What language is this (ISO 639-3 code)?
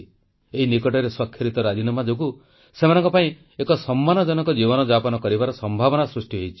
ori